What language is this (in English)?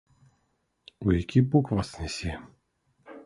Belarusian